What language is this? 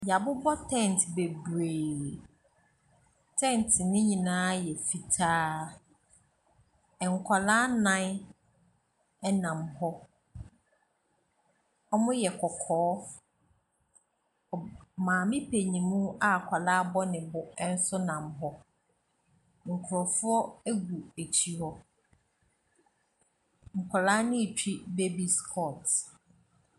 Akan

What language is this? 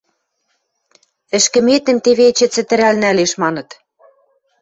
Western Mari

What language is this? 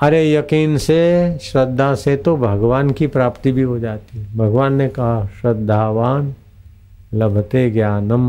Hindi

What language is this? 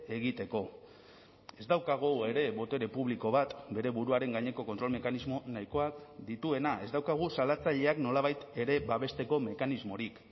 Basque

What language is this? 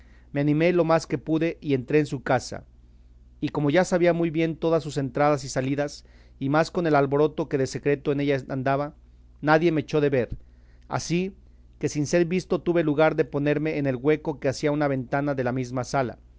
Spanish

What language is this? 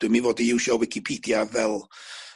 Welsh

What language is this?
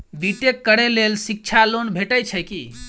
Maithili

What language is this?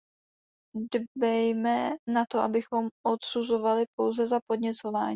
Czech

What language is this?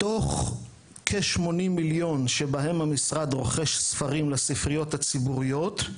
Hebrew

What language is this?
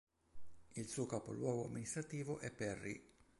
Italian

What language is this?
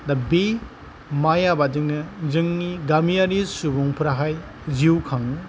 Bodo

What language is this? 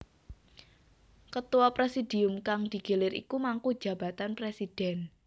Javanese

